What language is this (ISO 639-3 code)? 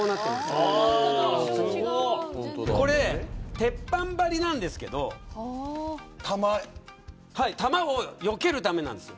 jpn